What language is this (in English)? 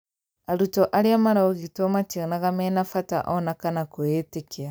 Kikuyu